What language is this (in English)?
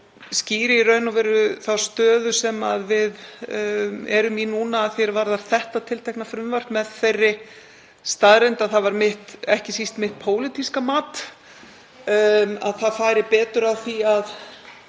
Icelandic